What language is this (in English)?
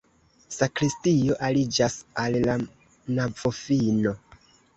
Esperanto